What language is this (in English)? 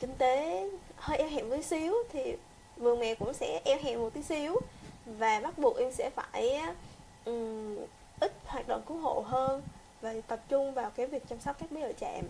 Vietnamese